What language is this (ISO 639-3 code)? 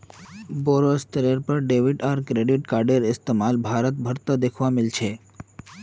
mag